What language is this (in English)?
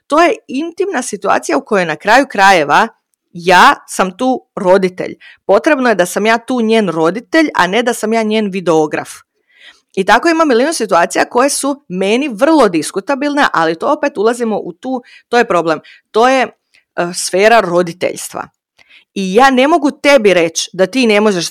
Croatian